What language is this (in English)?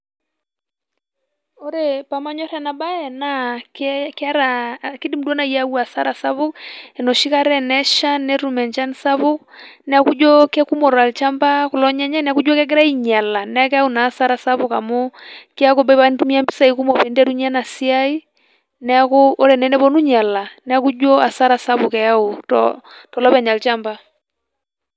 Masai